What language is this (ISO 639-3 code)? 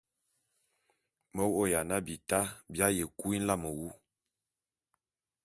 bum